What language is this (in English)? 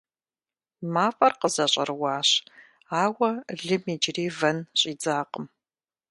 Kabardian